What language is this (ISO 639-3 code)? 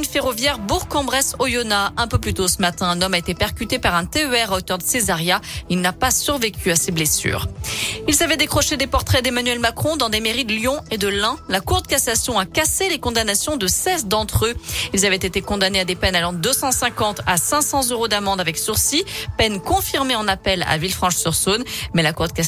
fra